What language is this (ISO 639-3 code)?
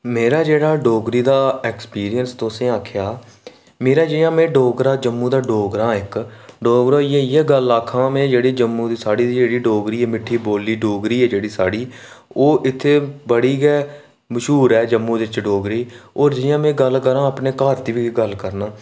doi